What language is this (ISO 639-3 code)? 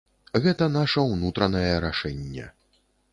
bel